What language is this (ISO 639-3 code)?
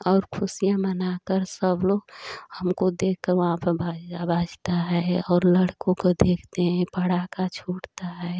hin